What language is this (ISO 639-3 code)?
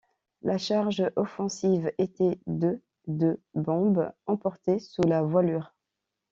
fra